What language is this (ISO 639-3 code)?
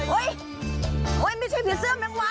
tha